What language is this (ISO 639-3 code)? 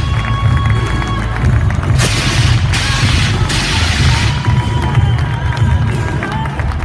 rus